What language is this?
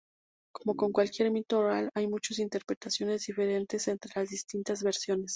Spanish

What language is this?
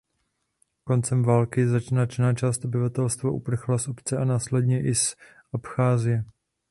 Czech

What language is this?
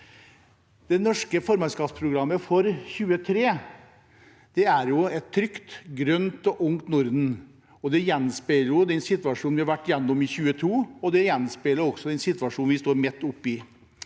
Norwegian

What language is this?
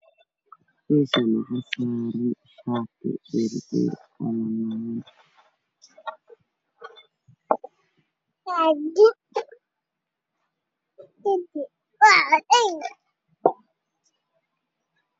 Somali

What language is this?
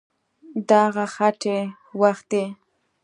Pashto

